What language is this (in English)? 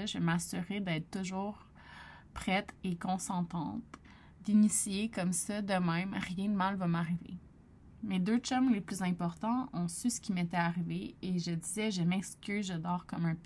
French